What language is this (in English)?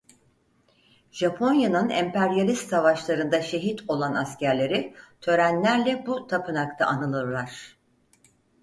Turkish